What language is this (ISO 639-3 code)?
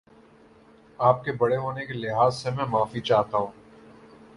urd